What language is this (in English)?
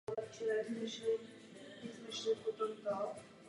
Czech